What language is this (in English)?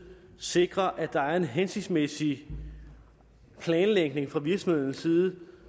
Danish